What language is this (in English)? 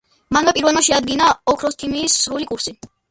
Georgian